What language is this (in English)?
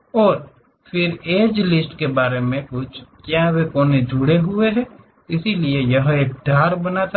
Hindi